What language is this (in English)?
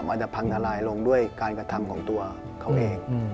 Thai